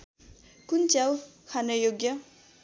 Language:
Nepali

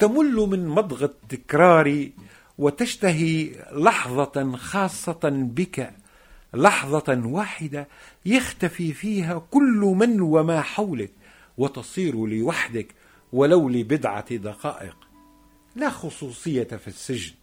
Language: Arabic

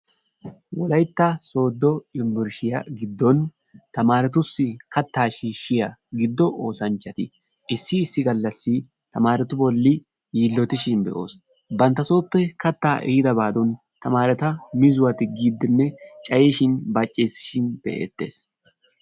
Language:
Wolaytta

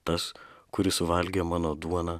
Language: Lithuanian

